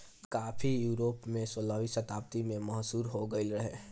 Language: Bhojpuri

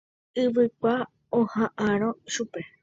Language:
Guarani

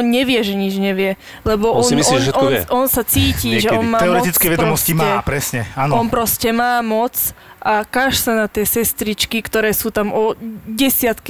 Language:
Slovak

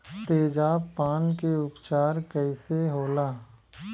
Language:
Bhojpuri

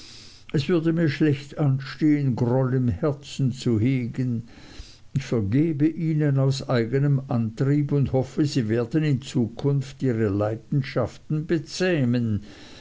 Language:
German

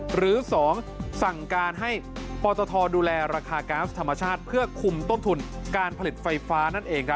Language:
Thai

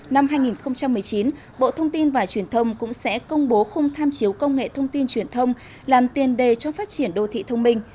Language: Vietnamese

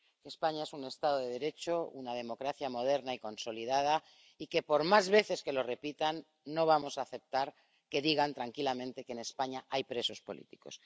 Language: Spanish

